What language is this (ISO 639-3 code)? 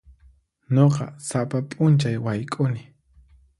qxp